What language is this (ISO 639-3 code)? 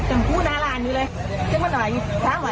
tha